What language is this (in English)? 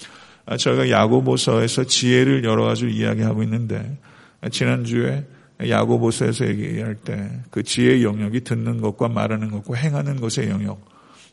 Korean